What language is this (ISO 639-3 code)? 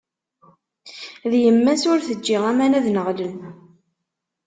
kab